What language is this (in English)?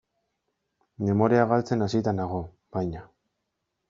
Basque